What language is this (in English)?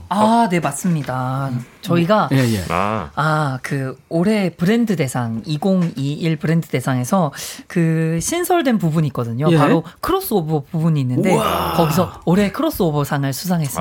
Korean